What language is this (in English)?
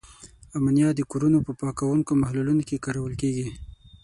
Pashto